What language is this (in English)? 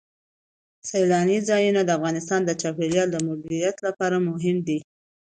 Pashto